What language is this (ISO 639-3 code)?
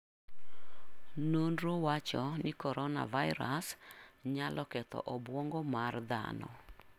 luo